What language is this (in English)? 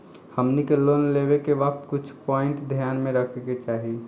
Bhojpuri